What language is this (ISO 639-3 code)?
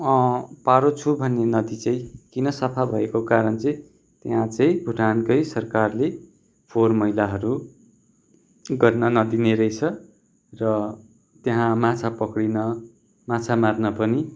nep